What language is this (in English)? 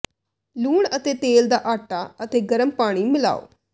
Punjabi